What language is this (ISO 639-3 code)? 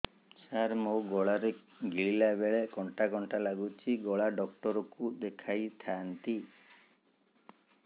ori